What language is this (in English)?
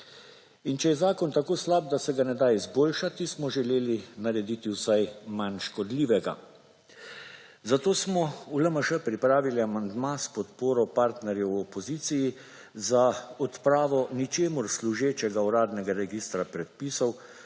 Slovenian